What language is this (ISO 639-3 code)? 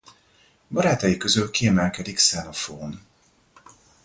hun